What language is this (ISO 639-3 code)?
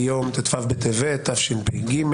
heb